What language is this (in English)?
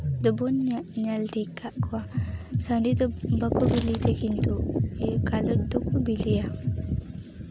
Santali